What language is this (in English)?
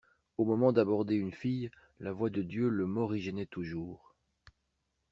French